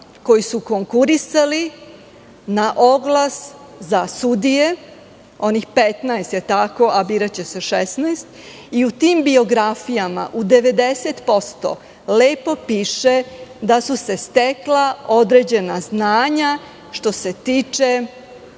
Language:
Serbian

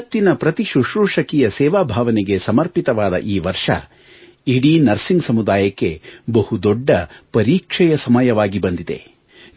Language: Kannada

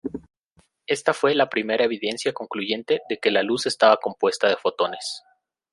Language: Spanish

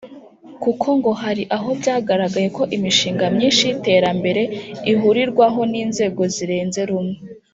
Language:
Kinyarwanda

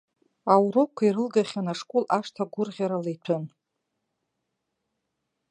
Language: Abkhazian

